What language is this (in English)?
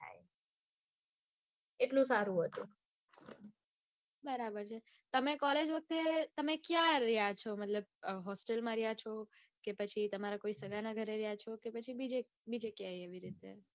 Gujarati